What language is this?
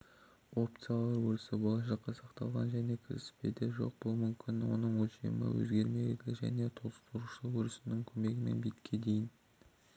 Kazakh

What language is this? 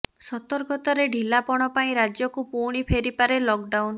Odia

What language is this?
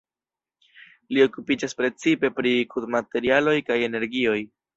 Esperanto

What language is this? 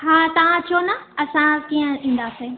Sindhi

